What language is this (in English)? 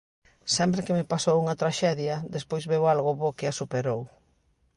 Galician